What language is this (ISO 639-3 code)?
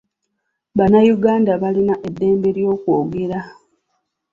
lug